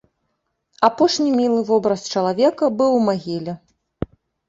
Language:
Belarusian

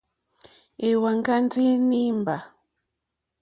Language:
Mokpwe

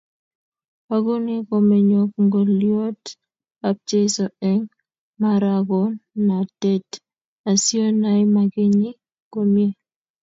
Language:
Kalenjin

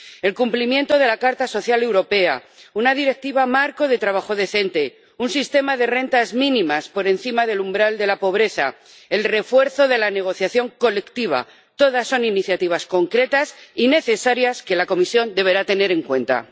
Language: Spanish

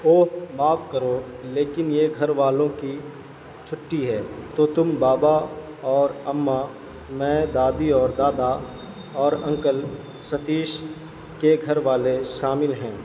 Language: Urdu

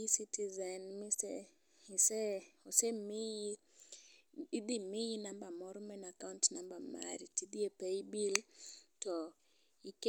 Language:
Luo (Kenya and Tanzania)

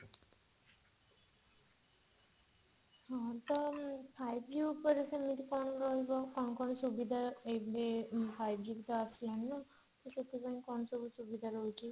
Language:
Odia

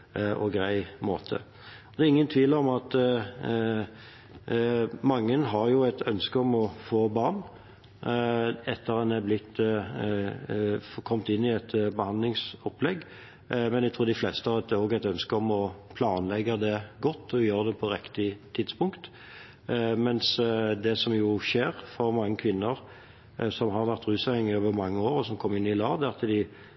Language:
Norwegian Bokmål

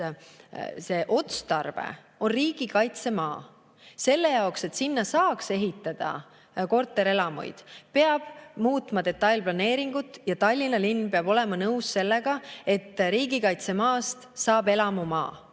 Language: Estonian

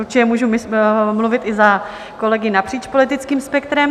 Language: Czech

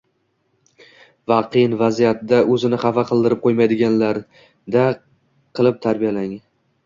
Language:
Uzbek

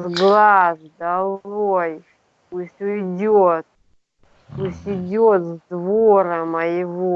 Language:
Russian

